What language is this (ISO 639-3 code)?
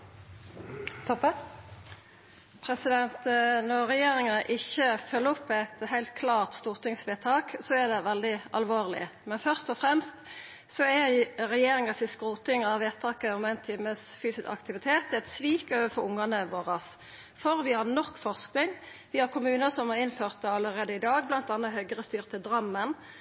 nno